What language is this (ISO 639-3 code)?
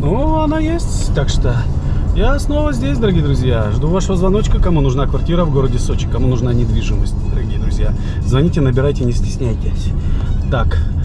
rus